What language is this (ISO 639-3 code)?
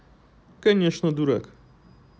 rus